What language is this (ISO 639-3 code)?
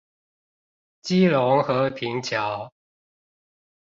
zho